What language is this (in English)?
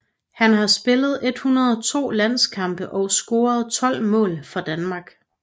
Danish